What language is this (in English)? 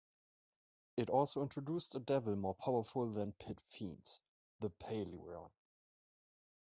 English